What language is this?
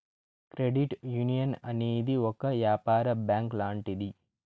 Telugu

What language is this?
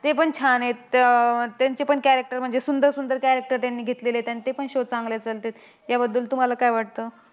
Marathi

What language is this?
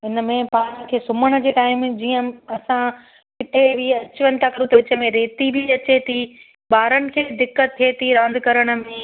Sindhi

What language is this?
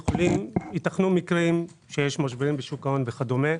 Hebrew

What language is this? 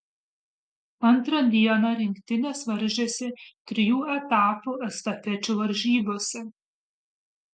Lithuanian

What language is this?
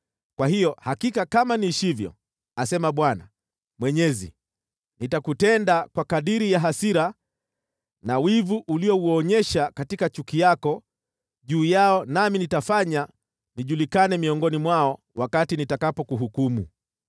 Swahili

